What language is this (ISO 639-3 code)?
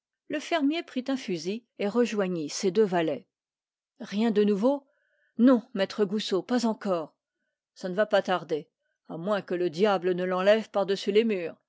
fra